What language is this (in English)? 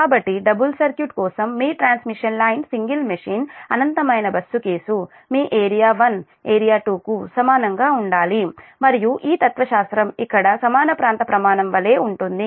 Telugu